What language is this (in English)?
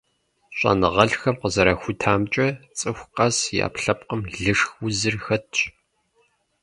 Kabardian